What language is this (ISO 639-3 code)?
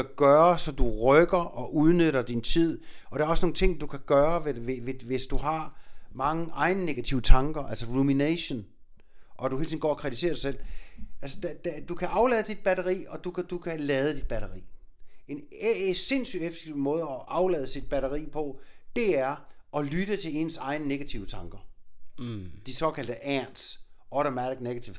dan